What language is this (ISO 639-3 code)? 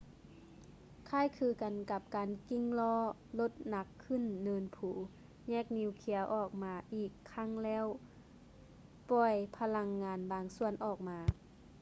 lao